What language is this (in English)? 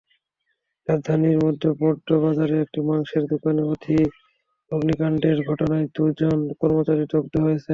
Bangla